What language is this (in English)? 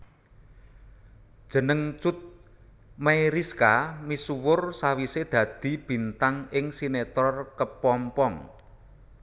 Javanese